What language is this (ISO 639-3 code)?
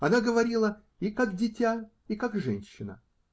rus